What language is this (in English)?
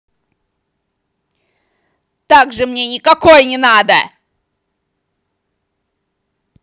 Russian